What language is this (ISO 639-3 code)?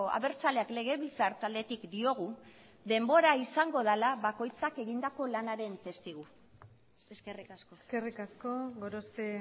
eus